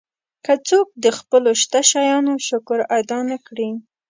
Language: Pashto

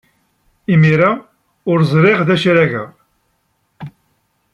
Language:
Kabyle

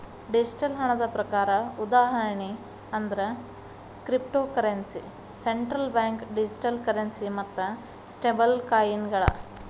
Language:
Kannada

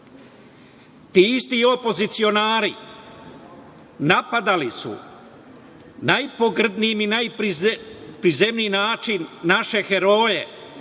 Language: Serbian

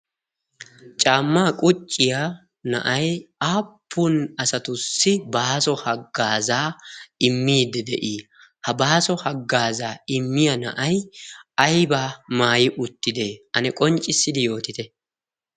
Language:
Wolaytta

